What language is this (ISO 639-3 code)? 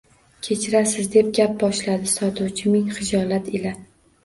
uzb